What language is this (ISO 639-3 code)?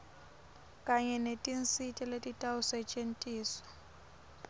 ssw